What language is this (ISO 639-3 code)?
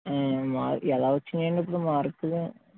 tel